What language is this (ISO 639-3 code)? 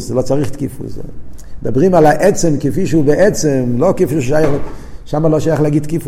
heb